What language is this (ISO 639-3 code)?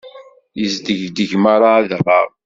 kab